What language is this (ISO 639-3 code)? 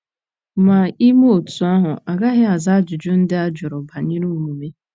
ibo